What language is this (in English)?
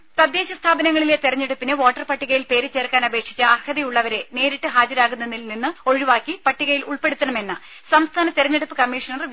Malayalam